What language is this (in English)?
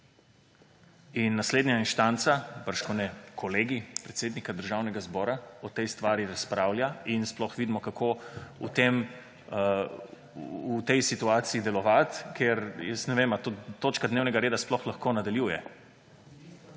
Slovenian